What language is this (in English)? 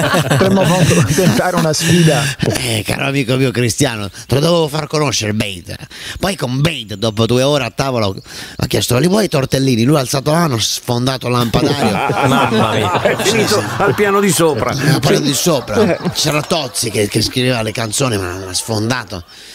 Italian